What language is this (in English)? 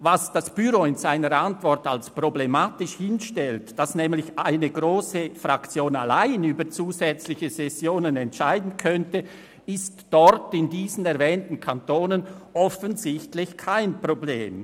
Swiss German